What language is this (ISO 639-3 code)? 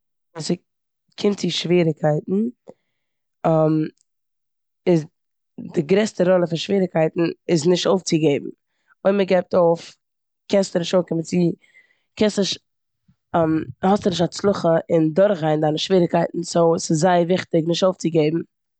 yid